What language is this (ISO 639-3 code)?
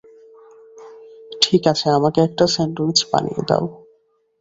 ben